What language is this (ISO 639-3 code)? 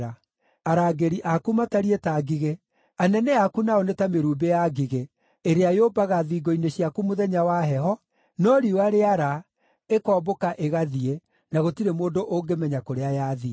kik